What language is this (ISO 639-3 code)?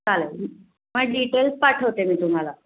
mar